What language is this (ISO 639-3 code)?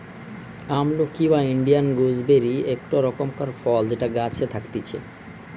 ben